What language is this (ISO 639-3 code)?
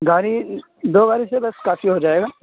urd